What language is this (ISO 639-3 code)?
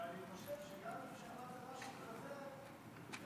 heb